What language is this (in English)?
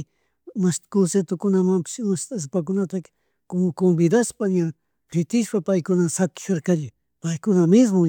Chimborazo Highland Quichua